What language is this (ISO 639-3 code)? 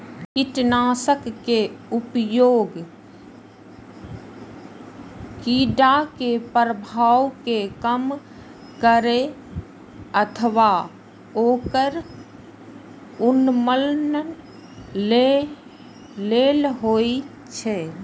mai